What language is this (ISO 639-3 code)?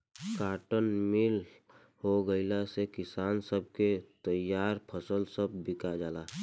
bho